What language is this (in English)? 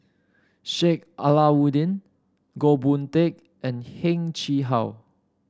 English